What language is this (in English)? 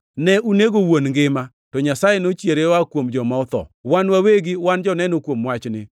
Luo (Kenya and Tanzania)